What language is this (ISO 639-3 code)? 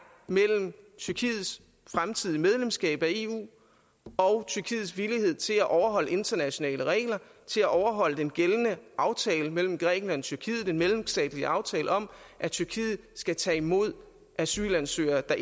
dan